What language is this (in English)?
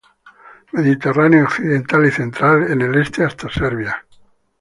Spanish